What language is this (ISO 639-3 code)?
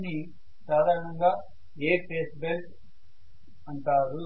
tel